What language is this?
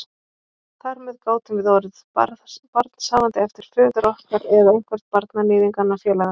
Icelandic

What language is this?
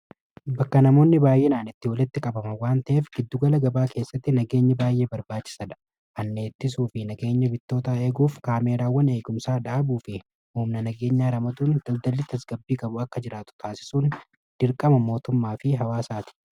Oromo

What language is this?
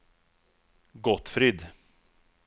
Swedish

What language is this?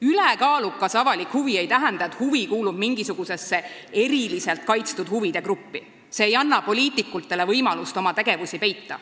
Estonian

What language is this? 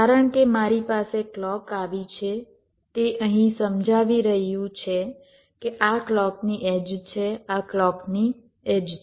Gujarati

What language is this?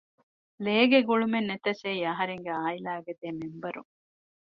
Divehi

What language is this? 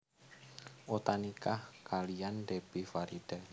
Javanese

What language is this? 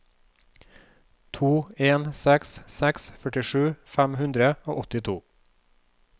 Norwegian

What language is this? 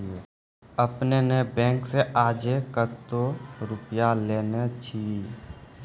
Maithili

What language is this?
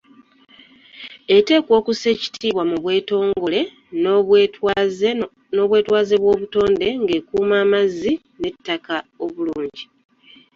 Ganda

